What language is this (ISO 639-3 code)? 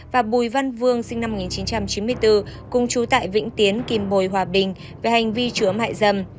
vie